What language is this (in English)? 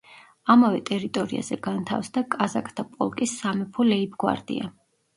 Georgian